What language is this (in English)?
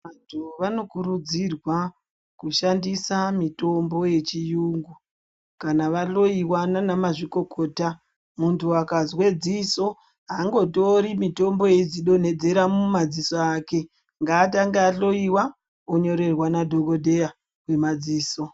Ndau